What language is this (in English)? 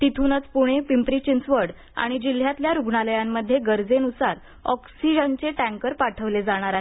Marathi